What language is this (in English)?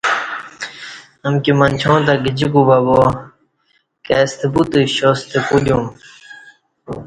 Kati